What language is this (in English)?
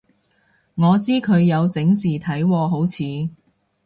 Cantonese